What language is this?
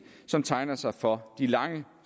Danish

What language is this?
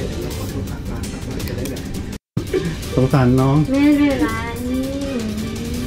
Thai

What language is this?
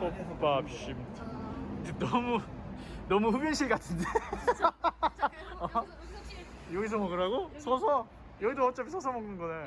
Korean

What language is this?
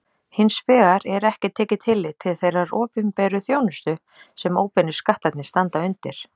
Icelandic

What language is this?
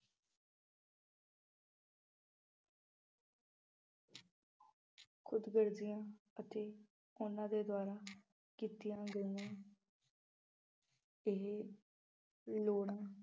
Punjabi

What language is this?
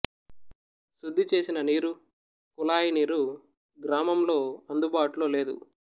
Telugu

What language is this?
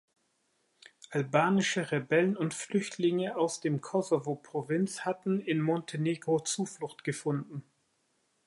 German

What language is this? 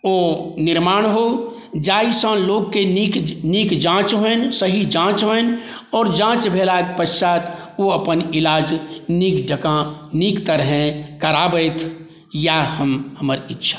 Maithili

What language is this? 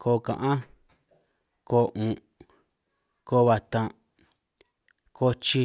San Martín Itunyoso Triqui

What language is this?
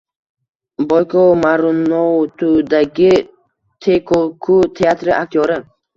Uzbek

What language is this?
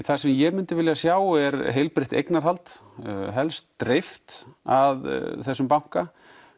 Icelandic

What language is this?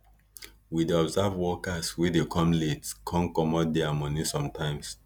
Nigerian Pidgin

